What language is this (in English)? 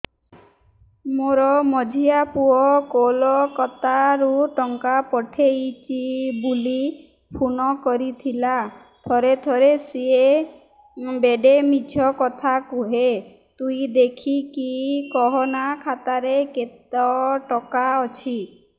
Odia